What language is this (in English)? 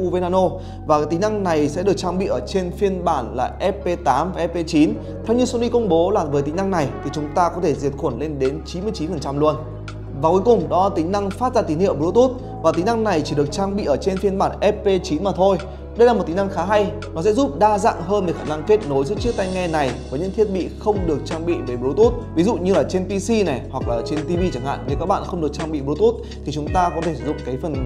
Vietnamese